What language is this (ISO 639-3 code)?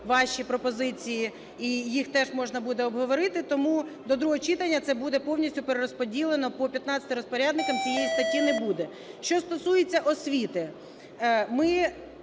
ukr